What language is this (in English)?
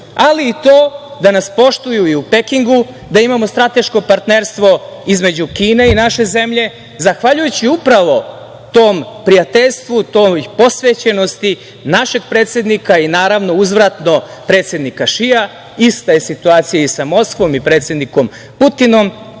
Serbian